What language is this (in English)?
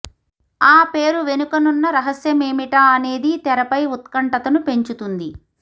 Telugu